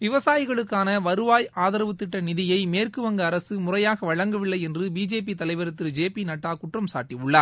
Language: Tamil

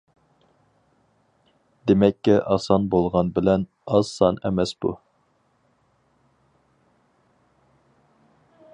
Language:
Uyghur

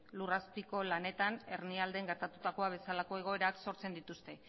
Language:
Basque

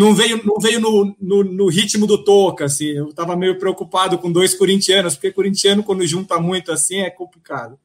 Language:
Portuguese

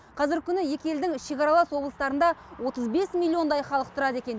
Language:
Kazakh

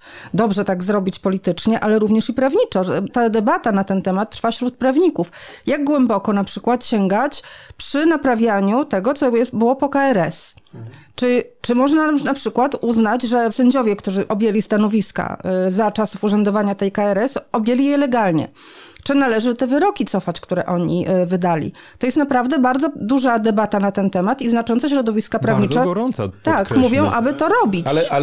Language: Polish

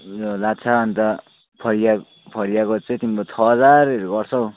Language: Nepali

